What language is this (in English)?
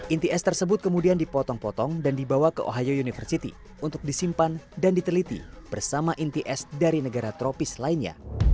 Indonesian